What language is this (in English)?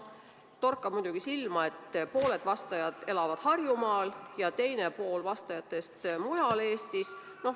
Estonian